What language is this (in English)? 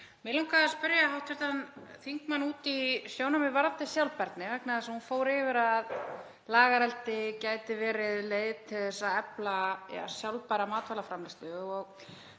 Icelandic